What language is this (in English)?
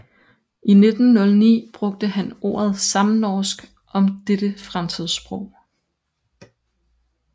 Danish